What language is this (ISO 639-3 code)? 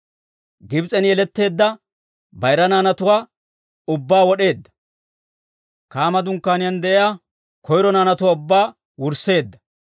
dwr